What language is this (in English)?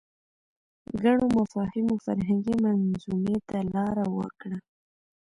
Pashto